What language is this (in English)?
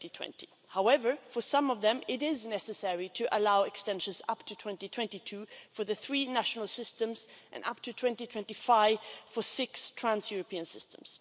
English